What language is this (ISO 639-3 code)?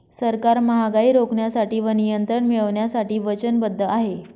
mar